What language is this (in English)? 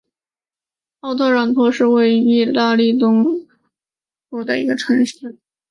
Chinese